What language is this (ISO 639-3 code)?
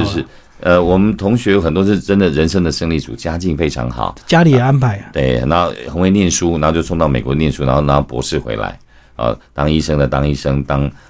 zho